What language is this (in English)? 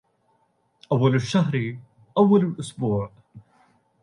Arabic